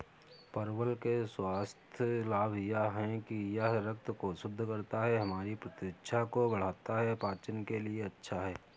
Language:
Hindi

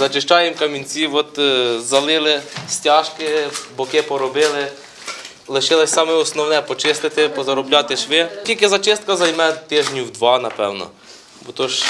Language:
Ukrainian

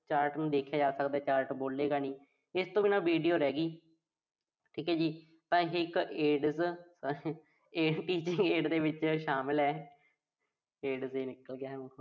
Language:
Punjabi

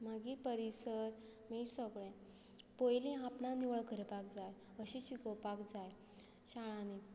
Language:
Konkani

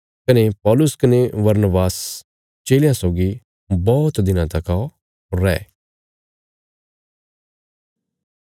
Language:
Bilaspuri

